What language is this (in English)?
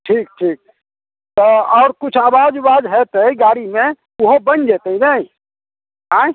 Maithili